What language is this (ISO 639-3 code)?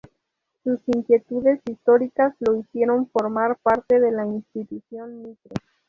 spa